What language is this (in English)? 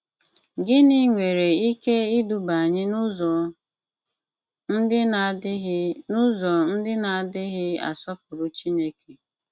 Igbo